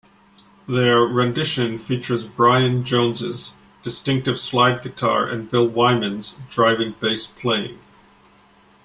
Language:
English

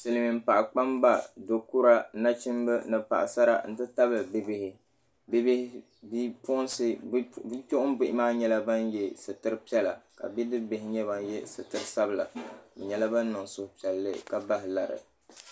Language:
Dagbani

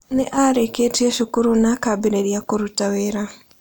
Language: Kikuyu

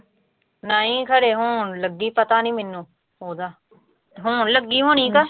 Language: Punjabi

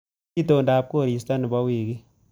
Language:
Kalenjin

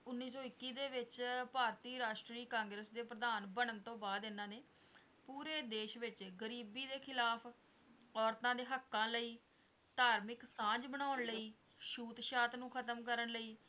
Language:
Punjabi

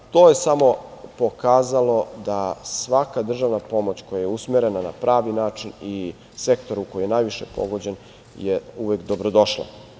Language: Serbian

